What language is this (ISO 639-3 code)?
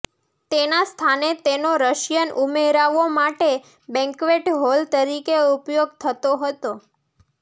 guj